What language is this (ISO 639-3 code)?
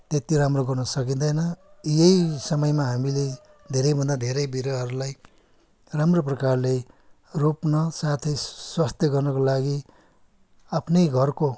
nep